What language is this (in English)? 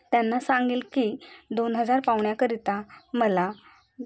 Marathi